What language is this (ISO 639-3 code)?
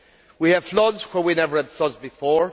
eng